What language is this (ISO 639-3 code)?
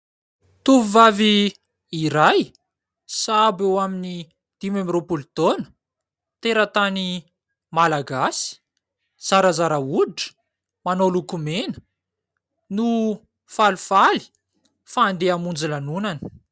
mlg